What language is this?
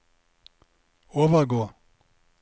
Norwegian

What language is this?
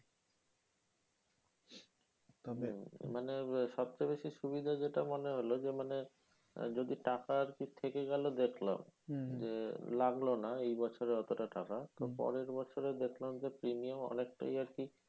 Bangla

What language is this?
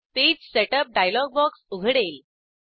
Marathi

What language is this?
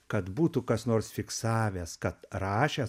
Lithuanian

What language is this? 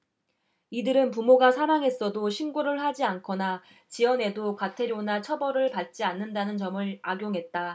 Korean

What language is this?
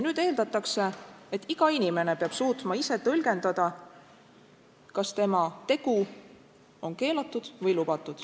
Estonian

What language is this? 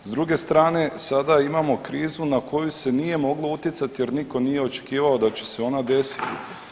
Croatian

